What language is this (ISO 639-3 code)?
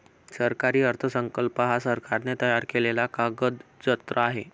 mar